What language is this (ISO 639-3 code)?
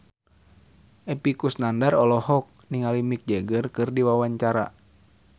sun